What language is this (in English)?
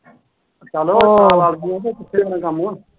Punjabi